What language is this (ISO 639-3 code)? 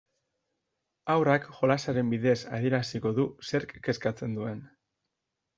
eus